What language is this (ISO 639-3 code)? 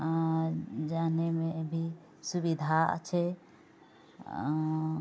mai